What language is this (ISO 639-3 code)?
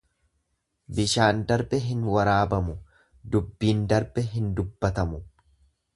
orm